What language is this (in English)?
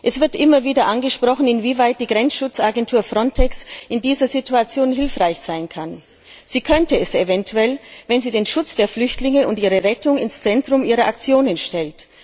German